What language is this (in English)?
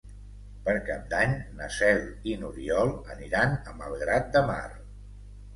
Catalan